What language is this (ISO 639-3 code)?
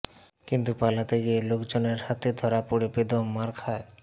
ben